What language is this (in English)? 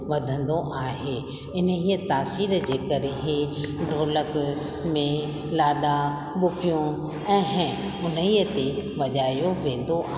Sindhi